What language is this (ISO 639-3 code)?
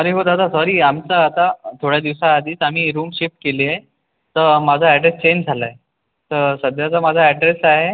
mar